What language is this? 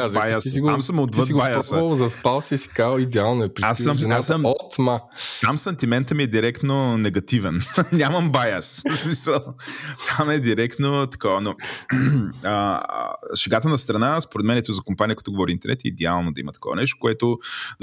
Bulgarian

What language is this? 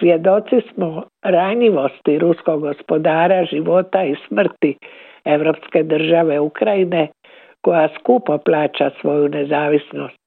Croatian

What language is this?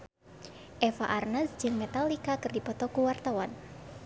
Sundanese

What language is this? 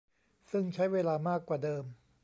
Thai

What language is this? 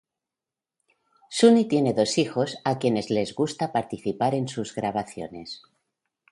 Spanish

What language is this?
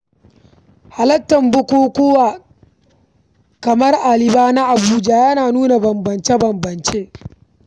Hausa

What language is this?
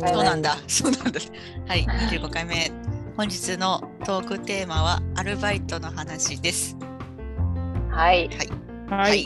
Japanese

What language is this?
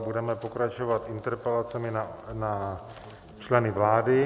Czech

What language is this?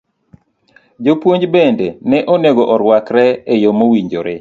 Luo (Kenya and Tanzania)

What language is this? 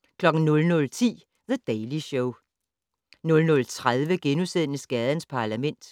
Danish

